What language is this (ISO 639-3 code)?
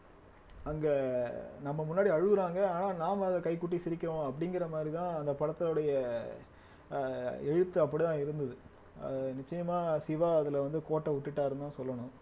tam